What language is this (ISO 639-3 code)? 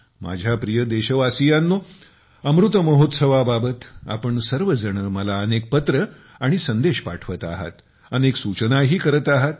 mar